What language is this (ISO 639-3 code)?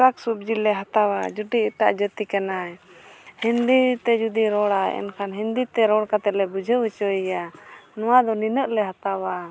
sat